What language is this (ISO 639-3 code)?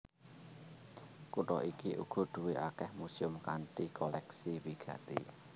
jav